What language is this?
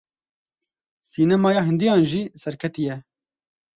Kurdish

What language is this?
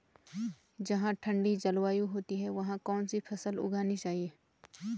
Hindi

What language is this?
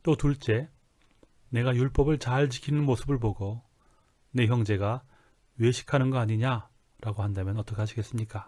Korean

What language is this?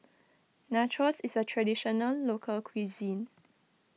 English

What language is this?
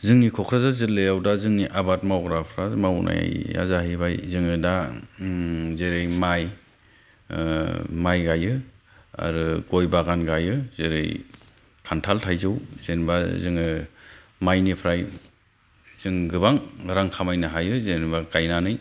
Bodo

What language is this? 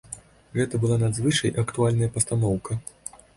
Belarusian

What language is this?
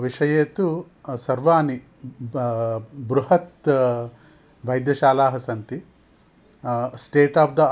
Sanskrit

